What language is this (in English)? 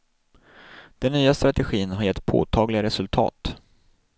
Swedish